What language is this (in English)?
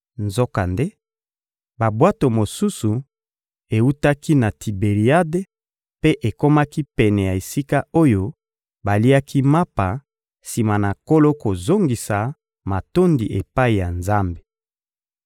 Lingala